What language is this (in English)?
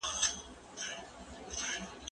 Pashto